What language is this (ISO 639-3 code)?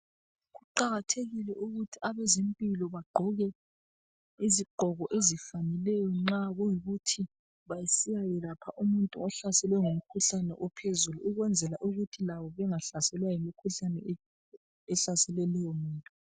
nde